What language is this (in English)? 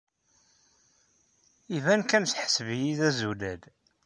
Kabyle